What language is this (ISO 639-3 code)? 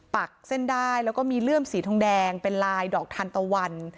tha